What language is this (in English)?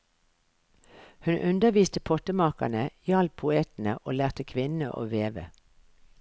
Norwegian